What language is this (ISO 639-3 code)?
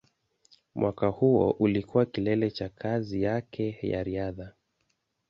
swa